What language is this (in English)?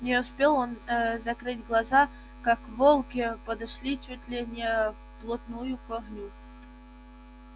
Russian